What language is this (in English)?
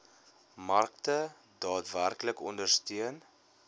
Afrikaans